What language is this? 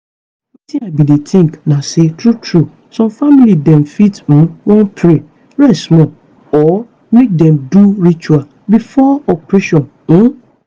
Nigerian Pidgin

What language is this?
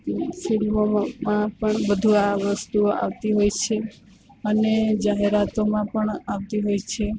Gujarati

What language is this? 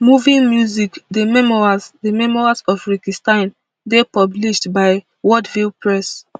Nigerian Pidgin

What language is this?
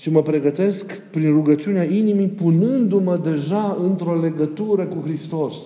Romanian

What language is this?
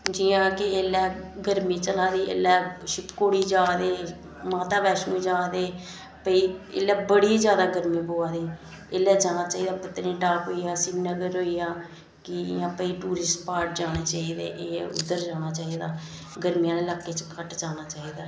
Dogri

